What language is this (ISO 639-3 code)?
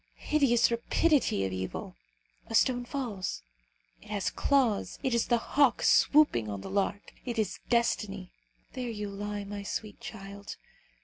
eng